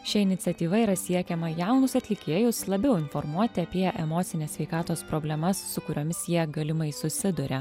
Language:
Lithuanian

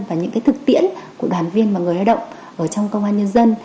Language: Vietnamese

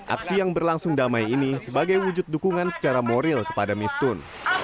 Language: Indonesian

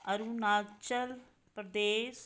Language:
Punjabi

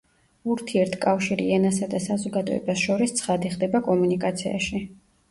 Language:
Georgian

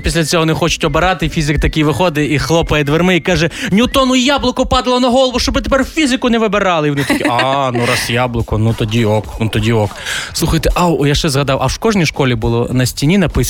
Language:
Ukrainian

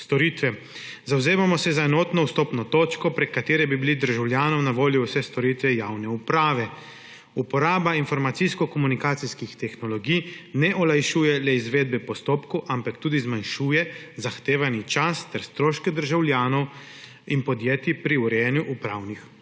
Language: Slovenian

